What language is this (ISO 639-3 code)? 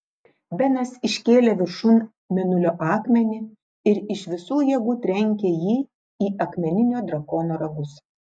lit